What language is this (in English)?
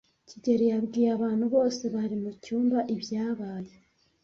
Kinyarwanda